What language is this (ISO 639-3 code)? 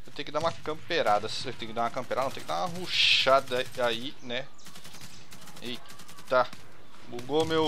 por